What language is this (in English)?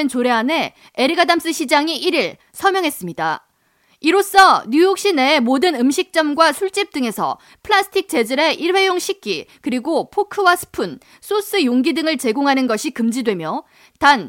Korean